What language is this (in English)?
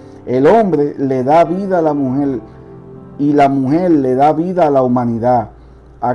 Spanish